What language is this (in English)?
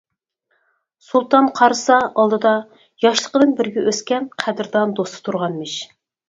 Uyghur